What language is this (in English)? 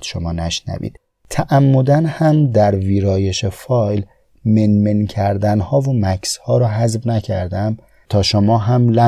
Persian